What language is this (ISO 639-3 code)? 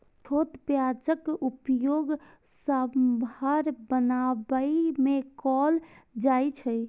mai